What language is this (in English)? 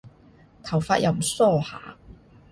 Cantonese